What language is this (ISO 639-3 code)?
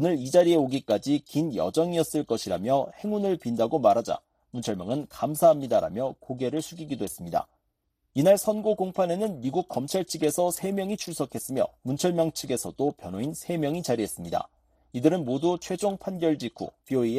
kor